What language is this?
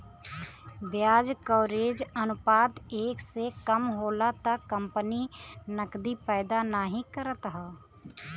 Bhojpuri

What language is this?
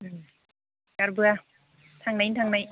Bodo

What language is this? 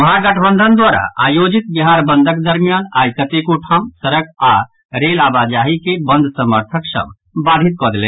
Maithili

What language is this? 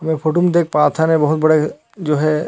Chhattisgarhi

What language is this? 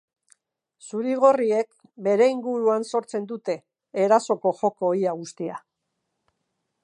Basque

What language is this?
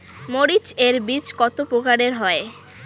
Bangla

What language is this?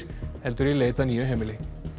Icelandic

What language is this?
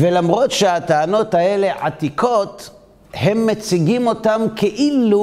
Hebrew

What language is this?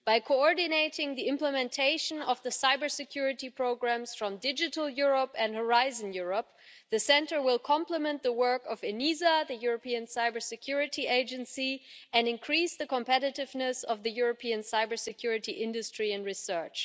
English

